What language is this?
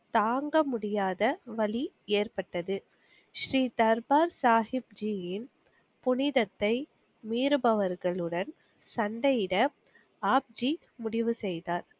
Tamil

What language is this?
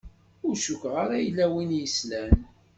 Kabyle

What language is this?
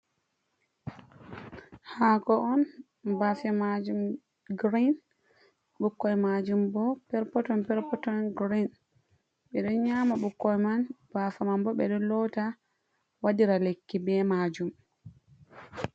Fula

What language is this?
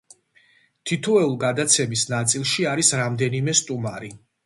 Georgian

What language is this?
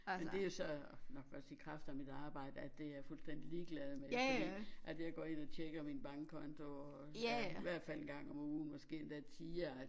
Danish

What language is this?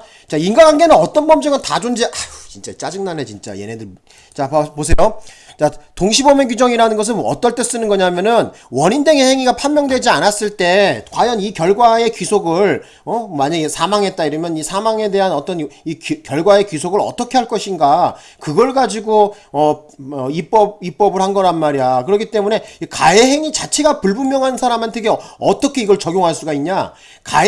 Korean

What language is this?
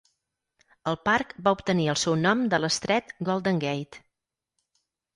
Catalan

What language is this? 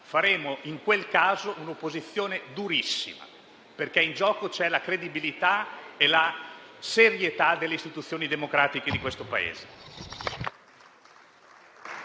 Italian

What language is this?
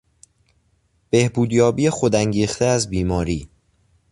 Persian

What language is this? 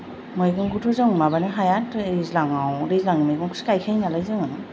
Bodo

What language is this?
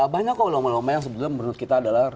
Indonesian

